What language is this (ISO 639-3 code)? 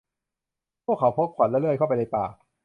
tha